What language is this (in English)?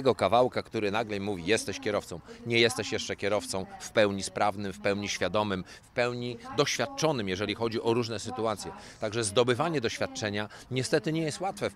Polish